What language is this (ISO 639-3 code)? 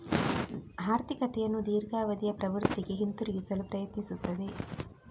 kan